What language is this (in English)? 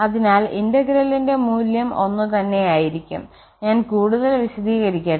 Malayalam